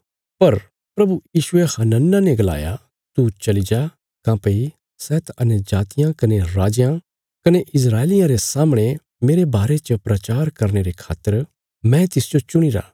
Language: Bilaspuri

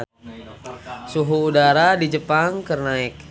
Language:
Sundanese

